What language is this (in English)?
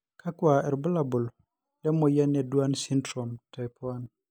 Masai